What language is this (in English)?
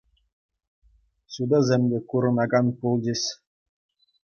Chuvash